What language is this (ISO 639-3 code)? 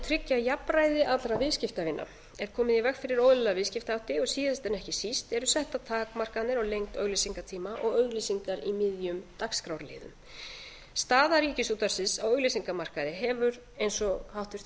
isl